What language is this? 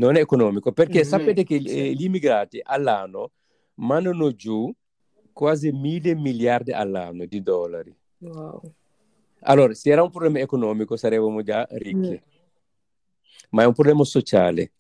Italian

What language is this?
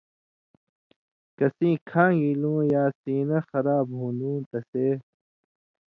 Indus Kohistani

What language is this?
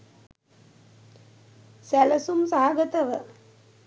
Sinhala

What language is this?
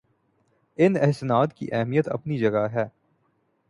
Urdu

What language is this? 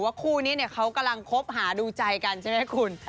Thai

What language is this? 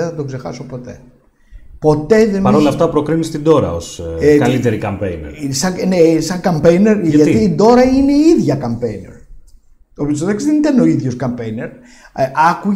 Greek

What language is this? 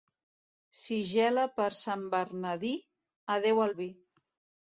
Catalan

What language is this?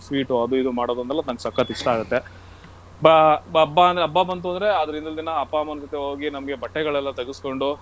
Kannada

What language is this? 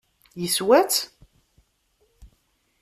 Kabyle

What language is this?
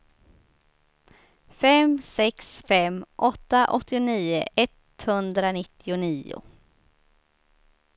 Swedish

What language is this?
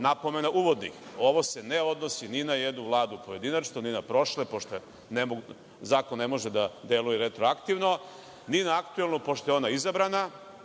Serbian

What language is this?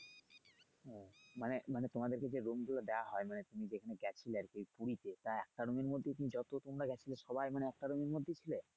Bangla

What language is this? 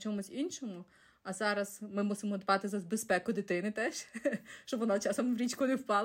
Ukrainian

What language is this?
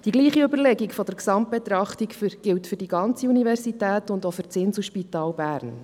Swiss German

